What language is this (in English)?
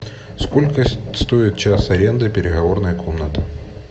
Russian